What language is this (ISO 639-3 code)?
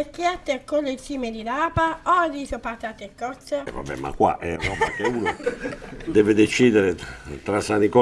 ita